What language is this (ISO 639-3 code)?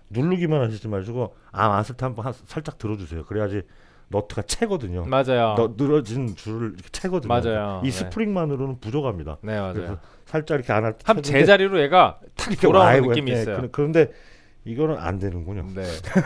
kor